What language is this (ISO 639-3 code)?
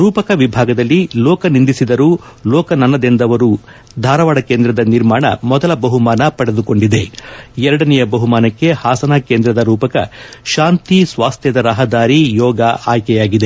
kan